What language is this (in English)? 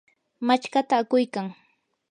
Yanahuanca Pasco Quechua